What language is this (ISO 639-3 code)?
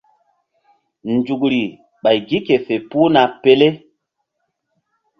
mdd